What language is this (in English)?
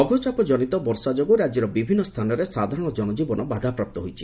Odia